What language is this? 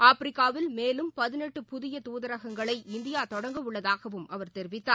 Tamil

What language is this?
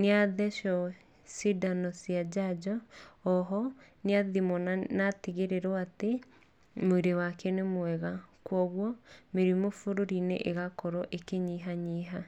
Kikuyu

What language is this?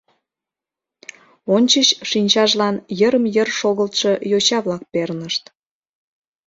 Mari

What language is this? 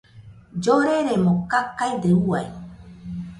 Nüpode Huitoto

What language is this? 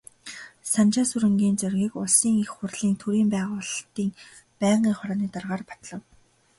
Mongolian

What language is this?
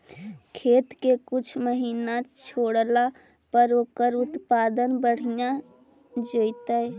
Magahi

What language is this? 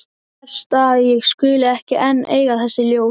Icelandic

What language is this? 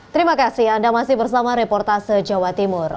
Indonesian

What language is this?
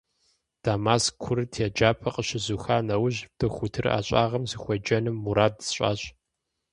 Kabardian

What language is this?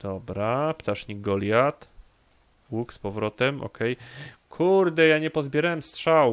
Polish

